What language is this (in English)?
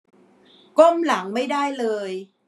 Thai